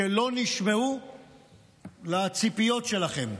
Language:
Hebrew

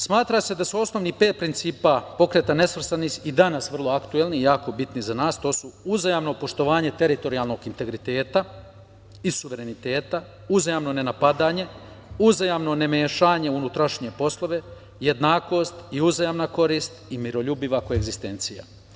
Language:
Serbian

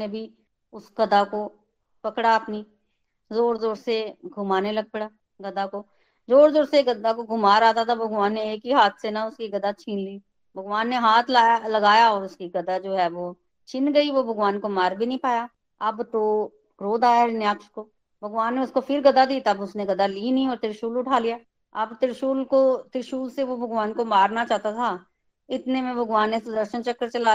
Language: Hindi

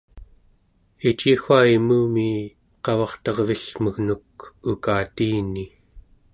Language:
Central Yupik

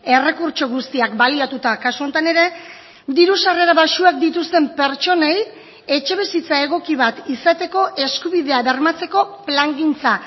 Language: Basque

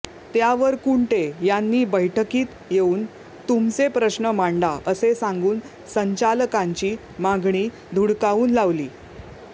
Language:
Marathi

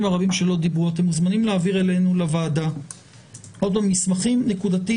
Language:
Hebrew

